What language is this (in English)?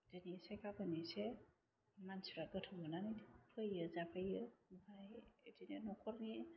Bodo